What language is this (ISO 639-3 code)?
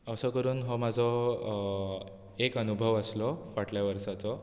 kok